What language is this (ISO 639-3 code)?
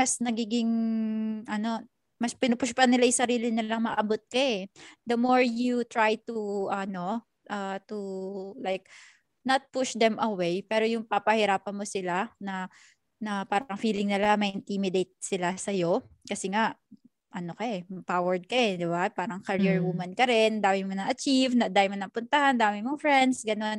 fil